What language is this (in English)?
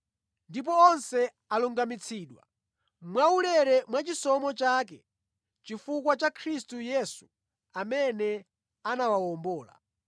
Nyanja